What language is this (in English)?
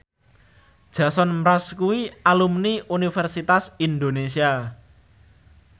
Javanese